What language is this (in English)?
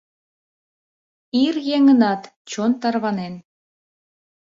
Mari